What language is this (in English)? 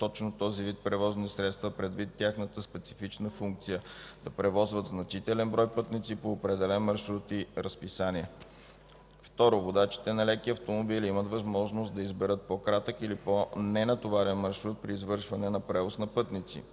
Bulgarian